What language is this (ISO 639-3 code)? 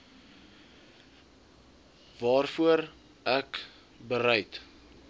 afr